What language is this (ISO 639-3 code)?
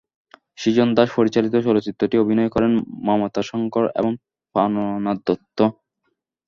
ben